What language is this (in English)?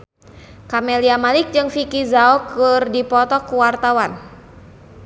Sundanese